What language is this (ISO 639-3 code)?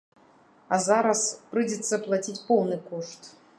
bel